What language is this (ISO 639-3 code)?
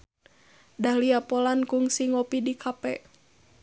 sun